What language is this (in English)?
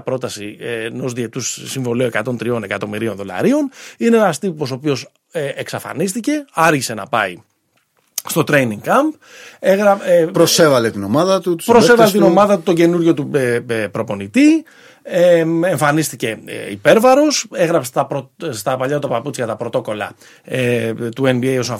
Greek